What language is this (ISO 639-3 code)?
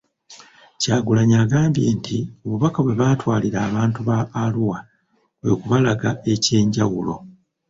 lug